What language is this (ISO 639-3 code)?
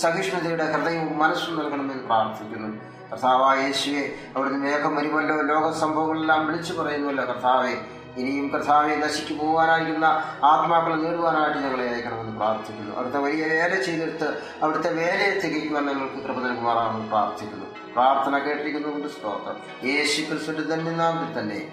mal